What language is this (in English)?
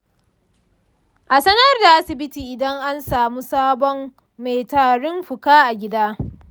Hausa